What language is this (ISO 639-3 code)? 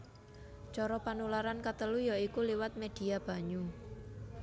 jav